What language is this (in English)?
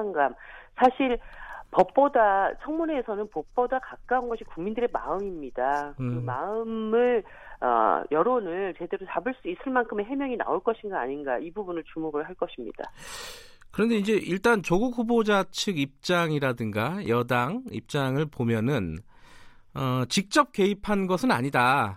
Korean